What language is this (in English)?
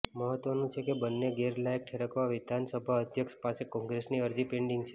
Gujarati